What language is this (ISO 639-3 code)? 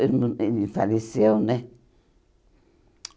por